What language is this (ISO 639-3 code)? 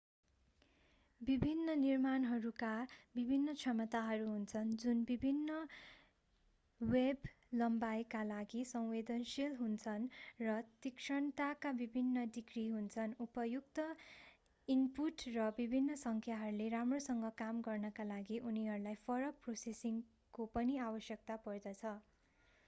nep